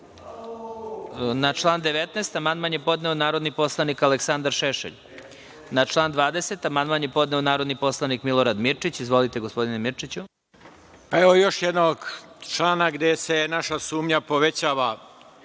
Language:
Serbian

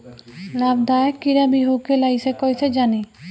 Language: Bhojpuri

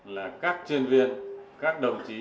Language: Vietnamese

